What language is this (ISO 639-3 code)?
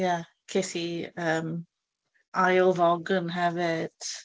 cym